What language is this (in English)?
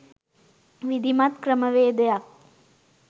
Sinhala